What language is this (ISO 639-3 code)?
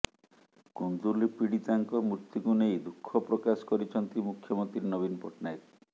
ori